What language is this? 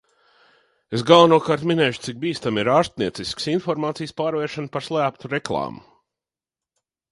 Latvian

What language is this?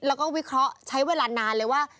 Thai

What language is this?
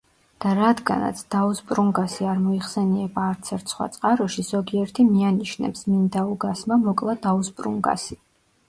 Georgian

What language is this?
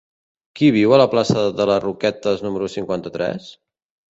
Catalan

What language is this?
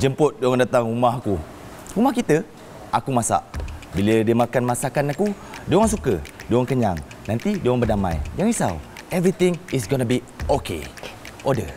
Malay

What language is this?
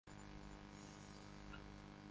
Swahili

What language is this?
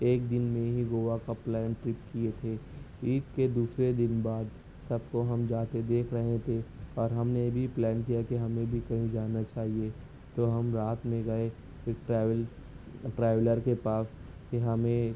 Urdu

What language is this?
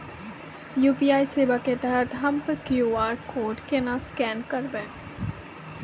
Maithili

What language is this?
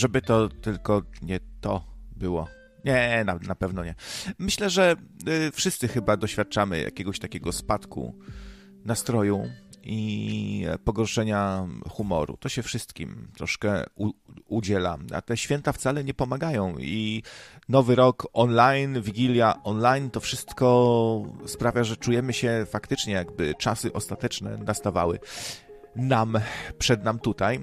Polish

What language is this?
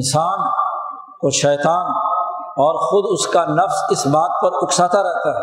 Urdu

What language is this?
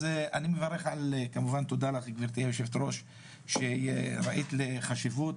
Hebrew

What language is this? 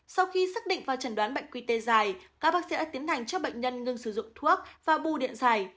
Vietnamese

